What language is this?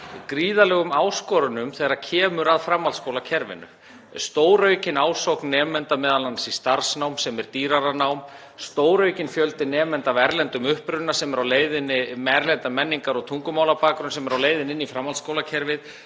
Icelandic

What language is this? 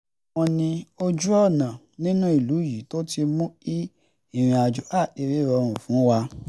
Yoruba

